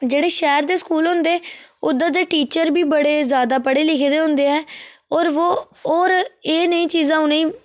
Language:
Dogri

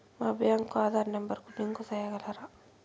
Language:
Telugu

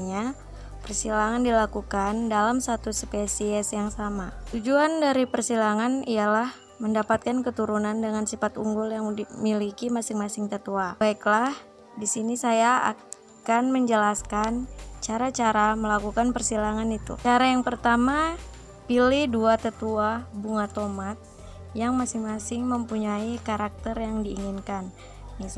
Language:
Indonesian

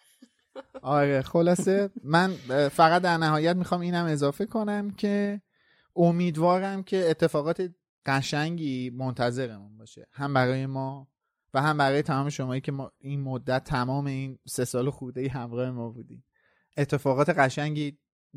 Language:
Persian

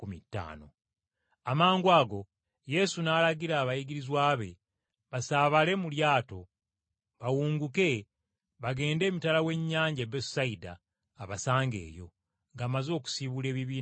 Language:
Ganda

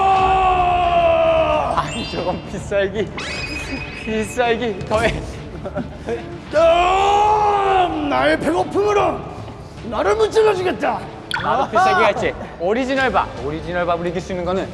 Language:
Korean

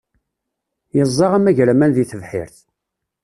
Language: Kabyle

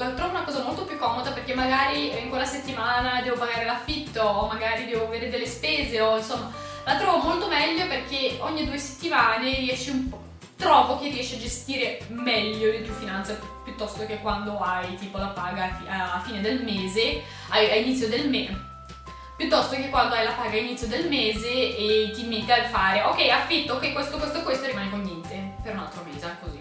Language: Italian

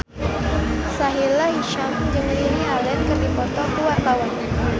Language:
Sundanese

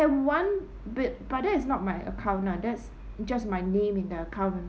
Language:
English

